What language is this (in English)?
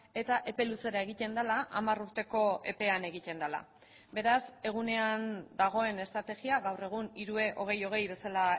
Basque